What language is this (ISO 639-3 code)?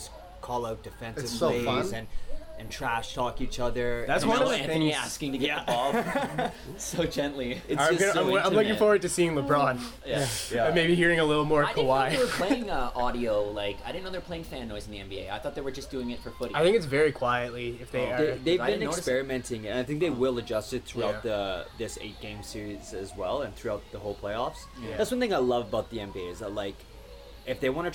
eng